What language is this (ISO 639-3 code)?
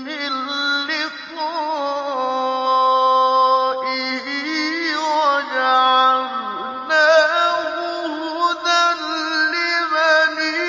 ara